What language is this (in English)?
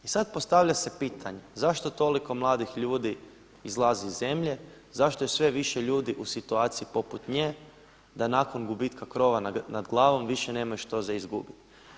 Croatian